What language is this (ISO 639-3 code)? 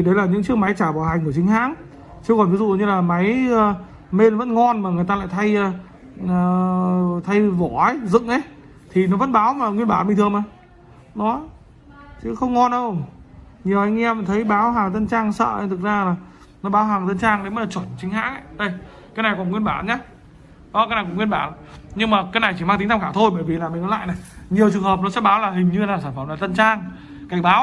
vie